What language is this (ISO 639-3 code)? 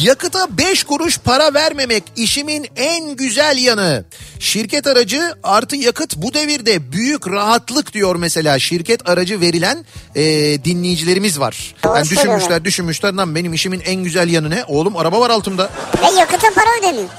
tur